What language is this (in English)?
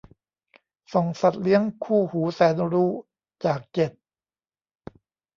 Thai